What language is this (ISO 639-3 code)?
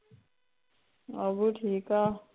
pan